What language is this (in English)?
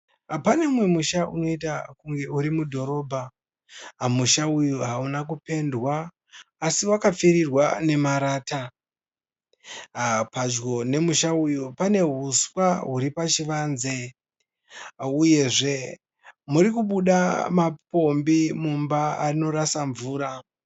Shona